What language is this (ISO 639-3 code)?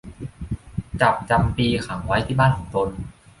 tha